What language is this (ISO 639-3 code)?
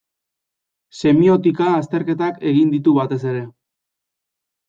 eus